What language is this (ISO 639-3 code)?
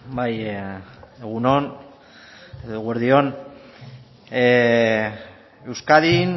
eus